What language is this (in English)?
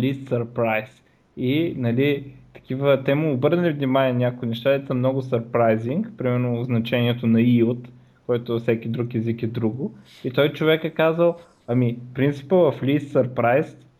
Bulgarian